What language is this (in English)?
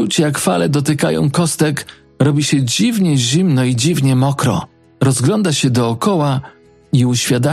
Polish